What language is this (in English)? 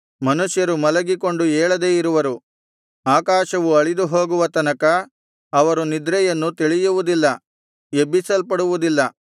Kannada